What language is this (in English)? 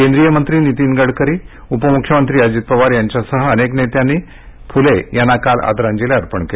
Marathi